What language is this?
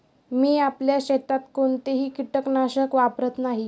Marathi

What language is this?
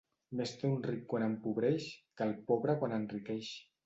Catalan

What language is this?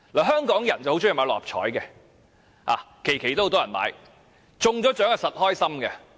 Cantonese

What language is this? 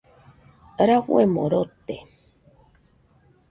Nüpode Huitoto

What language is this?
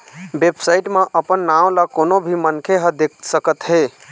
Chhattisgarhi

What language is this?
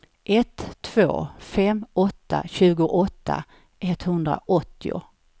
Swedish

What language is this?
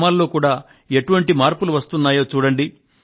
Telugu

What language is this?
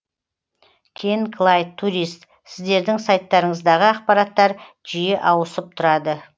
Kazakh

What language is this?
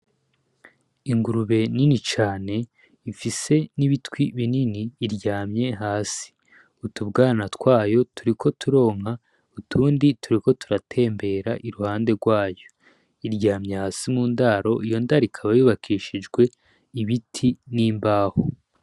Rundi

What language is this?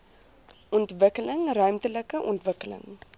Afrikaans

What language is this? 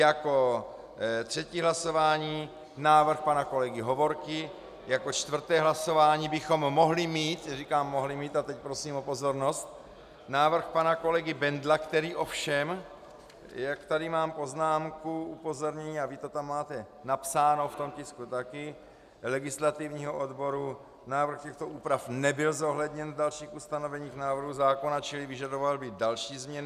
Czech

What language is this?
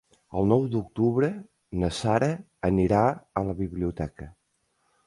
Catalan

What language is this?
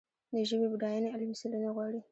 Pashto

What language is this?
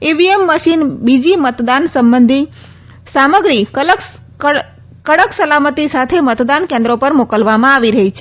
Gujarati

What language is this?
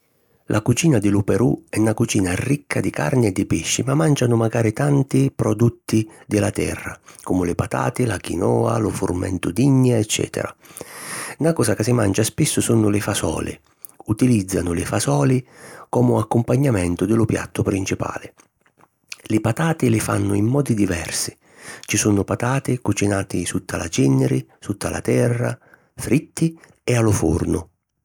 Sicilian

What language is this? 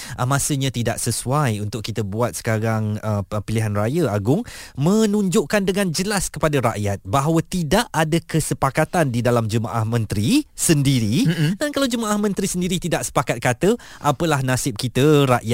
Malay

